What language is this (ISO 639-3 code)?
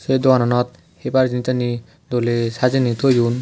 ccp